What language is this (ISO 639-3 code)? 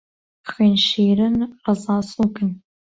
ckb